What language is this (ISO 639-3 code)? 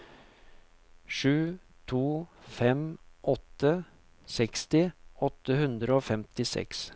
nor